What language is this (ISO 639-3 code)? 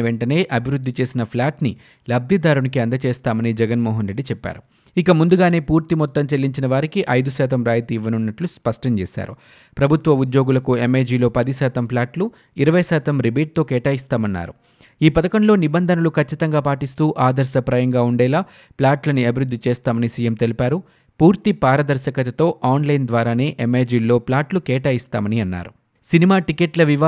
tel